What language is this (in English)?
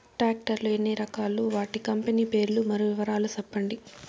Telugu